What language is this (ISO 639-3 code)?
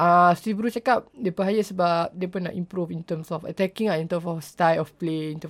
msa